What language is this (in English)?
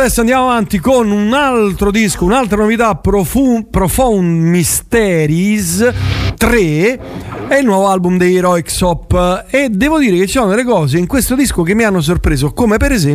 Italian